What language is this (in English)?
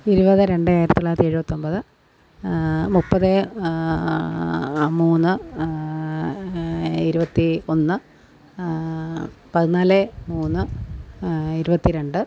Malayalam